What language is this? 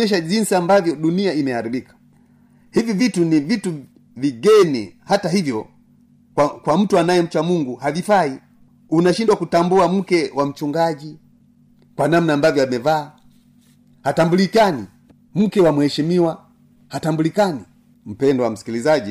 Swahili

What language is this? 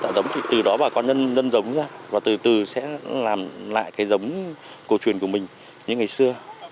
Vietnamese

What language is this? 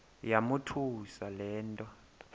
Xhosa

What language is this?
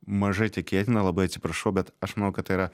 Lithuanian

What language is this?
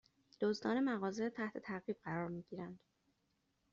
Persian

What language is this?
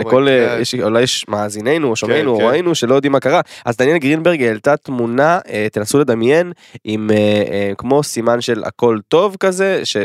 Hebrew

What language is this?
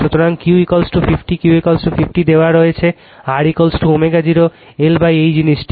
Bangla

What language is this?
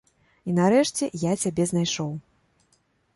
Belarusian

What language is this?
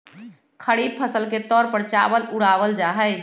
Magahi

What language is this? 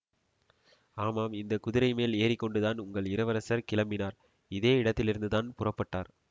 Tamil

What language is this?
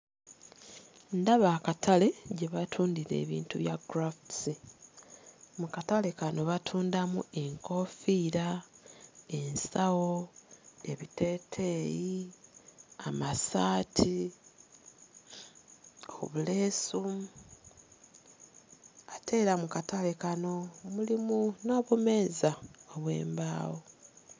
Ganda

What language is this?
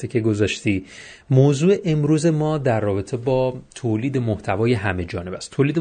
Persian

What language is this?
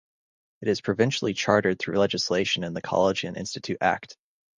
English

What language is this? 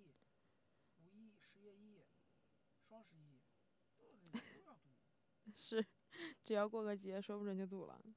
Chinese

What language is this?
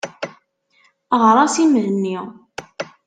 Kabyle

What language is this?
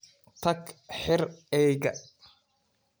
Somali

